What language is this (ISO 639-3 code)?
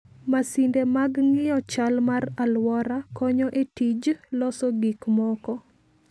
luo